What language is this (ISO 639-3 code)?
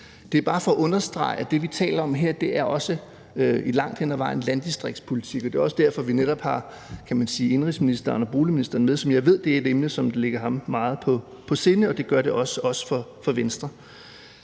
dan